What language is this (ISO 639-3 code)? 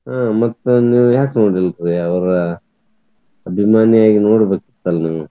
kan